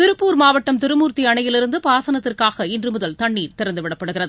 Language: Tamil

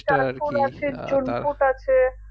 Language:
Bangla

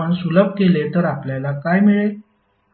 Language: Marathi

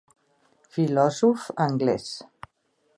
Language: Occitan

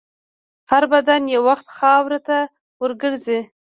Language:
Pashto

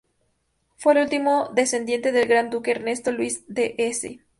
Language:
Spanish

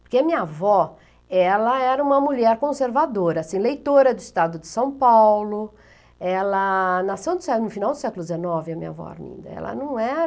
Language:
Portuguese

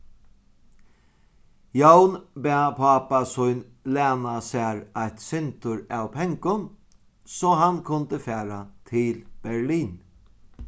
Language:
Faroese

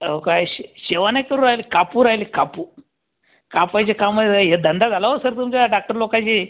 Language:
Marathi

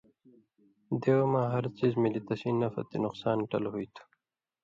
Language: Indus Kohistani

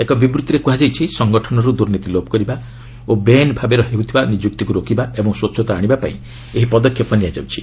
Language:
Odia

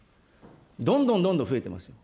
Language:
Japanese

